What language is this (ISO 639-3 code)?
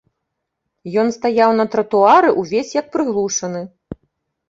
bel